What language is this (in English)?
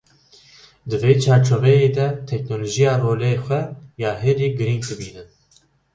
Kurdish